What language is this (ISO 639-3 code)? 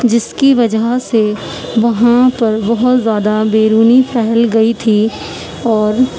urd